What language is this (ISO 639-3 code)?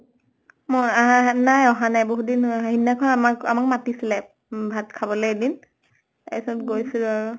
asm